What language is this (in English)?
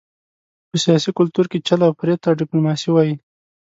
Pashto